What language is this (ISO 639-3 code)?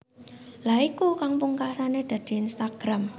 jav